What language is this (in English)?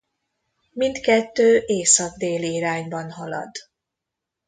Hungarian